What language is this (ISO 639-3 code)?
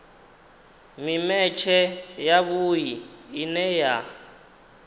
ven